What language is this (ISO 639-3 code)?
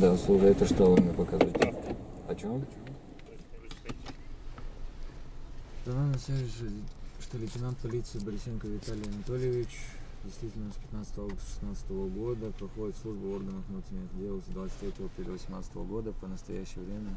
rus